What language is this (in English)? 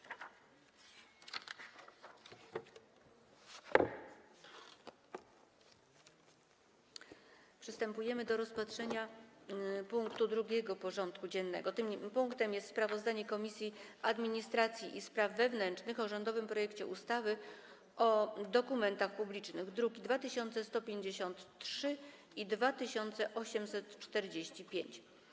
Polish